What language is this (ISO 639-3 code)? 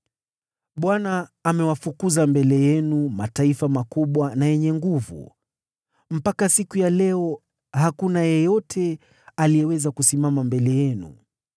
swa